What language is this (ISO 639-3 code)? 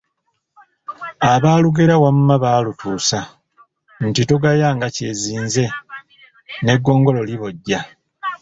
lug